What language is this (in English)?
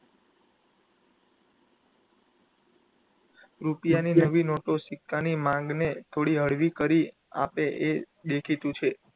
Gujarati